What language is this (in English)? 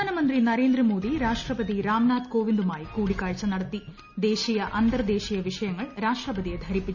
Malayalam